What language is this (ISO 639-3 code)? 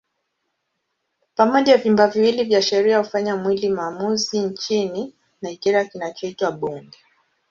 swa